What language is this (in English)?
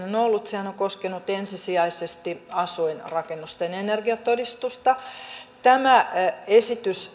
Finnish